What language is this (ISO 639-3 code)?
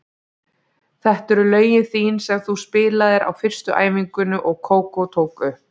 isl